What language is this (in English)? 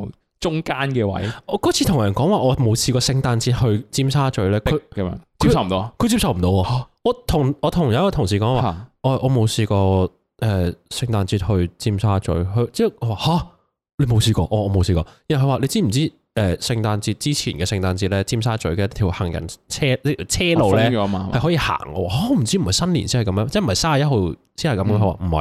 Chinese